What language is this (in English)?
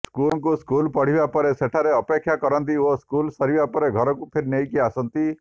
Odia